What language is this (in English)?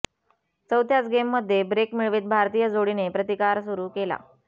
Marathi